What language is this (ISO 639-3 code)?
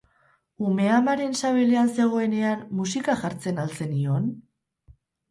eus